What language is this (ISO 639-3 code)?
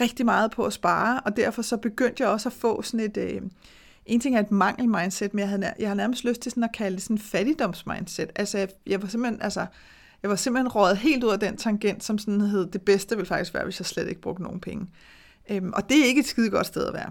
dan